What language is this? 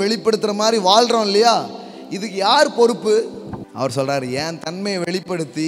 Indonesian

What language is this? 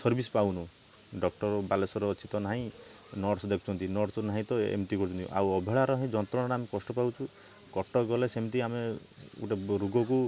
Odia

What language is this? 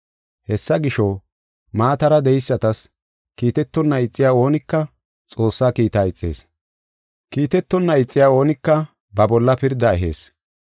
Gofa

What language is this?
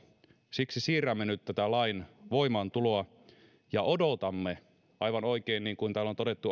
Finnish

